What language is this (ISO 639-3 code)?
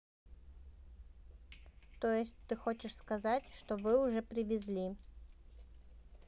rus